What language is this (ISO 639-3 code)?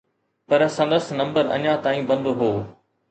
snd